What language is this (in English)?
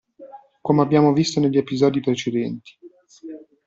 Italian